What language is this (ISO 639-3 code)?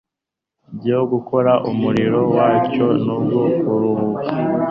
kin